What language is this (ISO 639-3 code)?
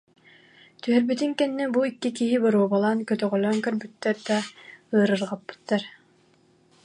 sah